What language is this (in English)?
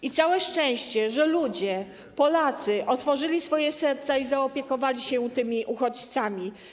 Polish